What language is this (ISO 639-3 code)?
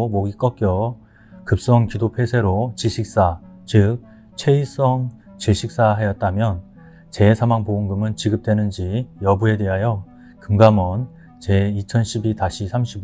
kor